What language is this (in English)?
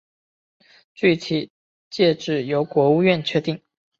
Chinese